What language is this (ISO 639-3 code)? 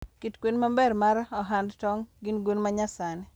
luo